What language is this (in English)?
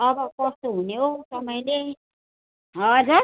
Nepali